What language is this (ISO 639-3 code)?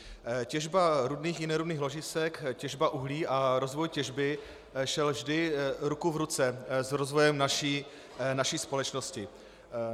ces